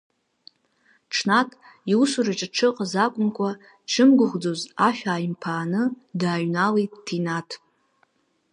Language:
Abkhazian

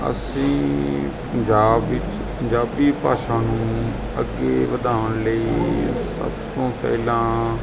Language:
Punjabi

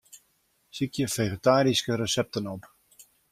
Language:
Western Frisian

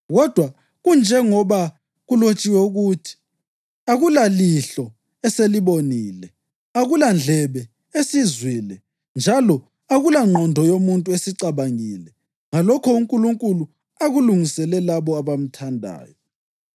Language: North Ndebele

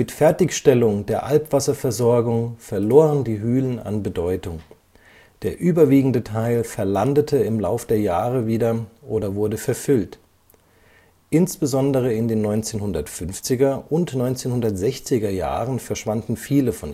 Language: German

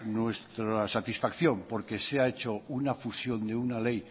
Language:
Spanish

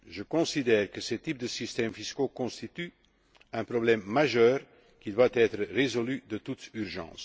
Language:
French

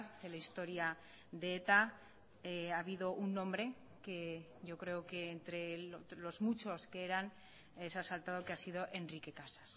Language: Spanish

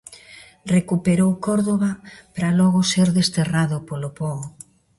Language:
Galician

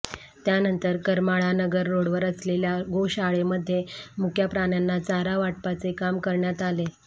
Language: Marathi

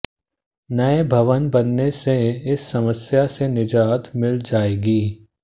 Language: Hindi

